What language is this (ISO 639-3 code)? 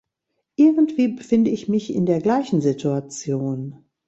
deu